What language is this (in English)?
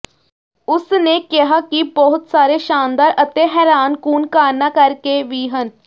Punjabi